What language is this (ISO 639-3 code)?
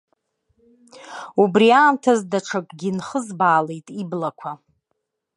abk